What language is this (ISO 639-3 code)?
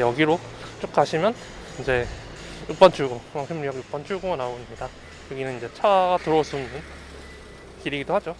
kor